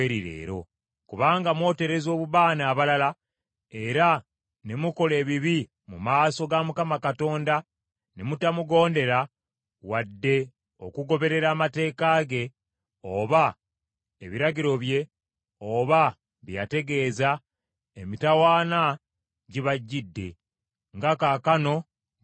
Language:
Ganda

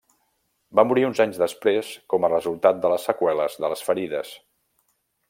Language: Catalan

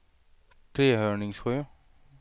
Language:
Swedish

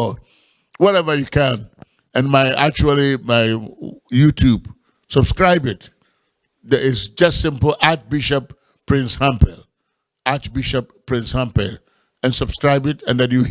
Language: English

